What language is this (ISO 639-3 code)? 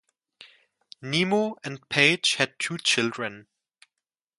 eng